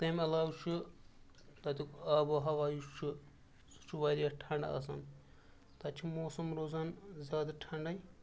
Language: Kashmiri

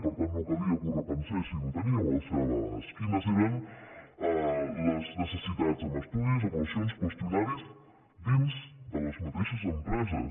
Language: Catalan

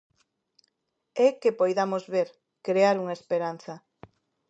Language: Galician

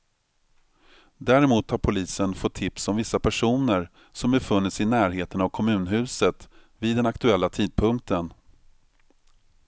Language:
Swedish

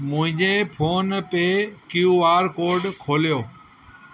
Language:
Sindhi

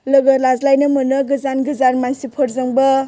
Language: Bodo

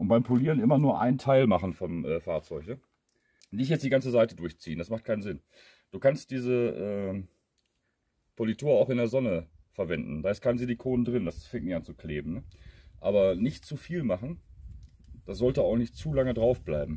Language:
German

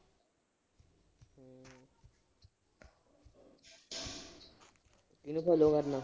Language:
Punjabi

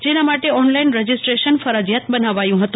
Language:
Gujarati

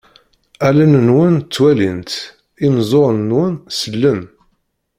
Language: Kabyle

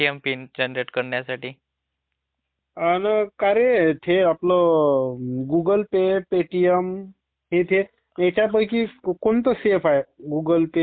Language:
Marathi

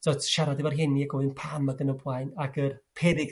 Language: Welsh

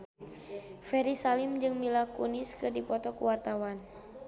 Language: Sundanese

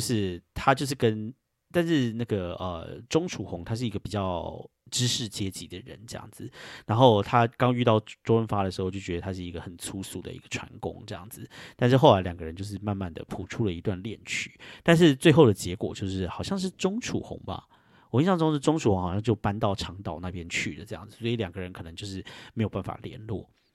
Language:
Chinese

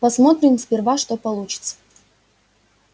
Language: Russian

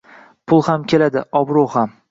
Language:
Uzbek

